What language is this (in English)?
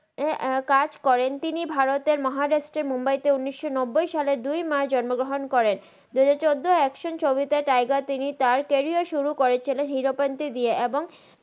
Bangla